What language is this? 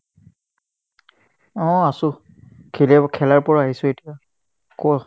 Assamese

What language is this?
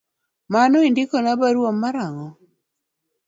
Luo (Kenya and Tanzania)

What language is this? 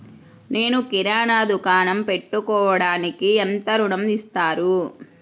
Telugu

